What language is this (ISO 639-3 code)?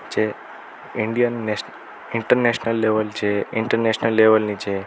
guj